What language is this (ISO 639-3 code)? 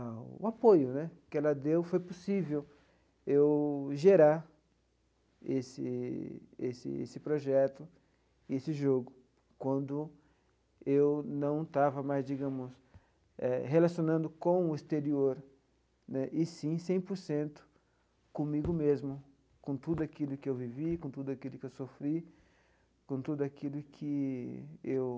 por